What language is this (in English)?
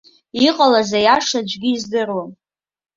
Abkhazian